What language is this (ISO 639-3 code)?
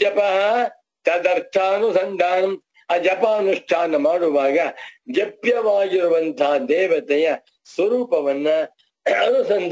tur